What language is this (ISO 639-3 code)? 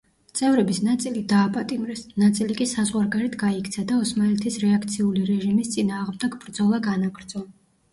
kat